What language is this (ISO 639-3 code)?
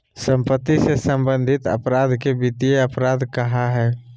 mag